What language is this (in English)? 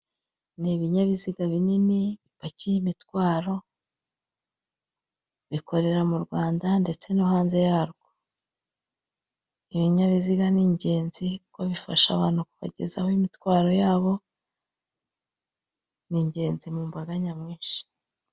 Kinyarwanda